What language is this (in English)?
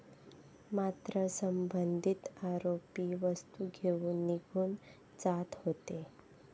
Marathi